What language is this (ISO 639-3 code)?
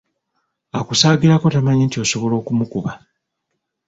lug